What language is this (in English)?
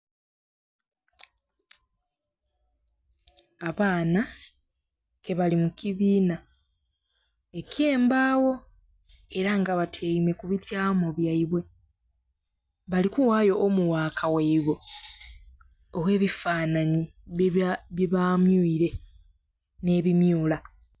Soga